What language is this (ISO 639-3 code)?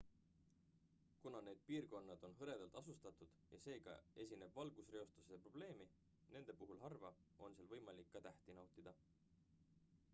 est